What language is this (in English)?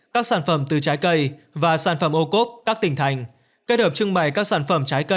Vietnamese